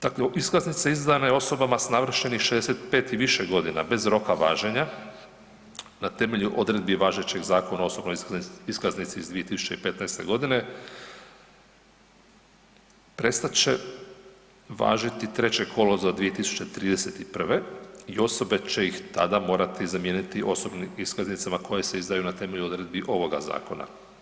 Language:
Croatian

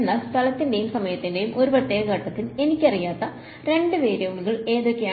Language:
Malayalam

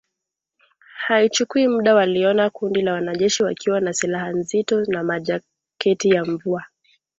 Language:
Swahili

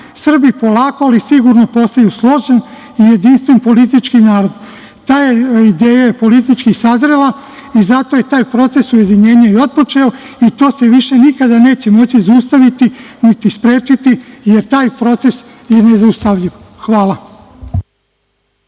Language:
Serbian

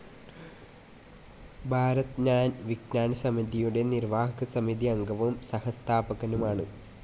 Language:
Malayalam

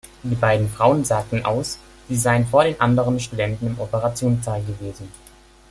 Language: German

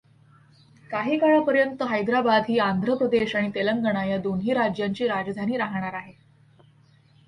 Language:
Marathi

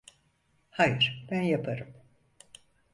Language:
Turkish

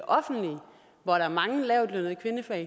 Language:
Danish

